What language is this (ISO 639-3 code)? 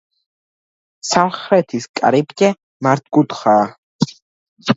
kat